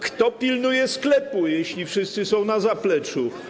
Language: Polish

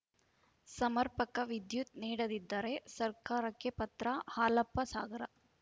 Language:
Kannada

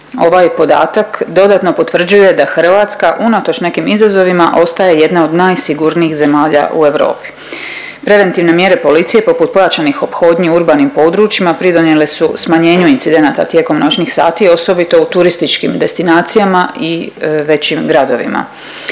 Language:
Croatian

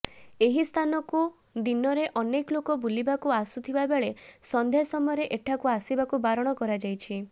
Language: Odia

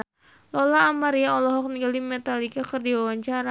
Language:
Sundanese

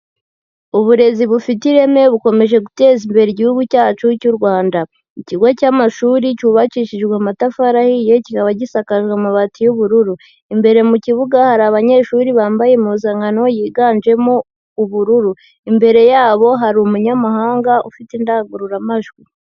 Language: Kinyarwanda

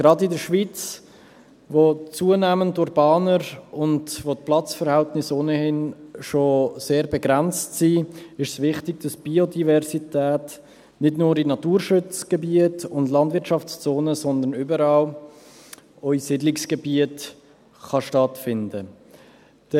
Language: Swiss German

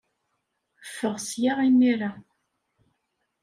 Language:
Kabyle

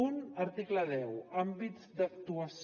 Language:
Catalan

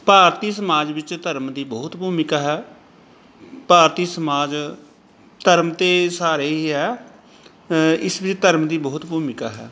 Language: Punjabi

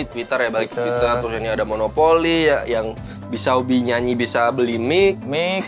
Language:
Indonesian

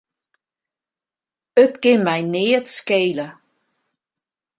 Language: Western Frisian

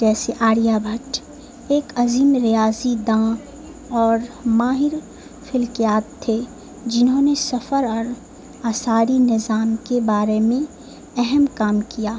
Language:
Urdu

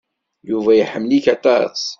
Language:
Kabyle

